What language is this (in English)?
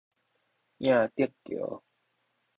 Min Nan Chinese